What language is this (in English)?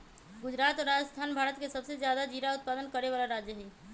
Magahi